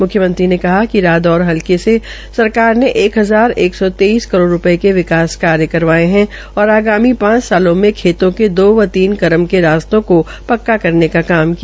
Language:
Hindi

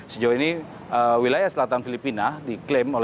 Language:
Indonesian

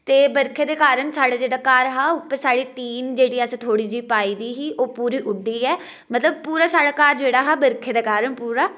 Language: Dogri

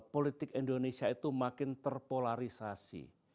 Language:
Indonesian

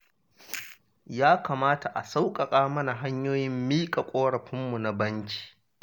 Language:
Hausa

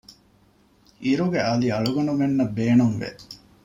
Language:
Divehi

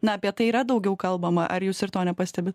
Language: Lithuanian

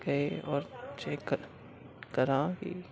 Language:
Urdu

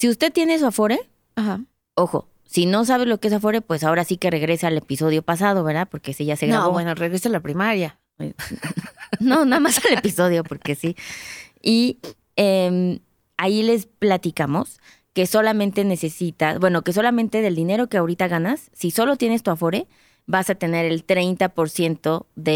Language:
Spanish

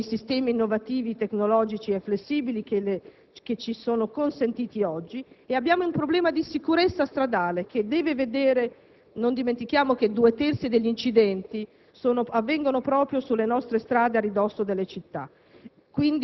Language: Italian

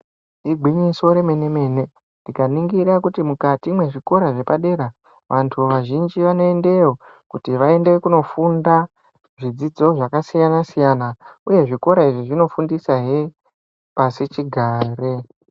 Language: Ndau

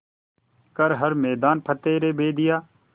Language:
Hindi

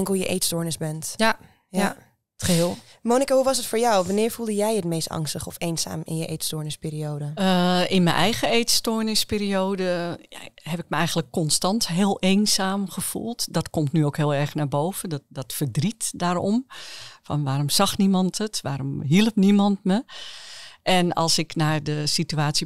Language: Dutch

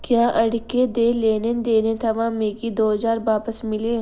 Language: Dogri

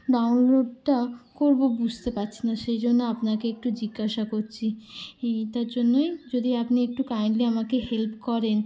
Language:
Bangla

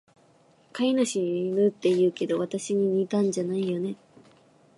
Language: Japanese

